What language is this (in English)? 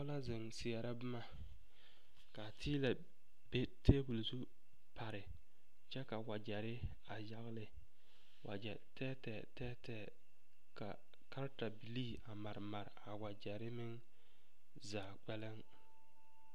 Southern Dagaare